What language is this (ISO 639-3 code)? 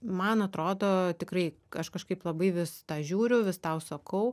lit